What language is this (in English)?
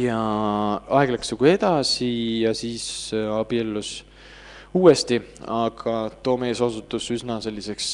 Finnish